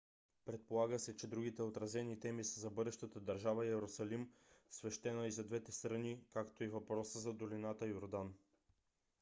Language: Bulgarian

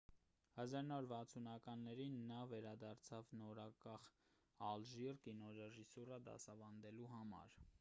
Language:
Armenian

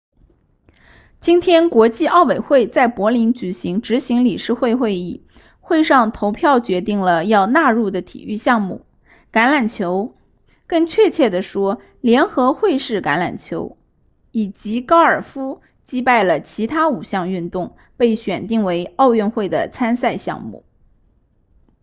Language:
Chinese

